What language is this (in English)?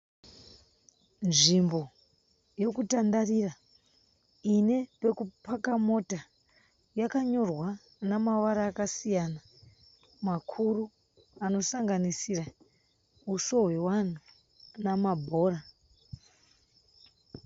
Shona